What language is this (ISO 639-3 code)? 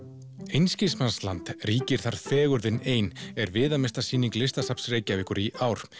isl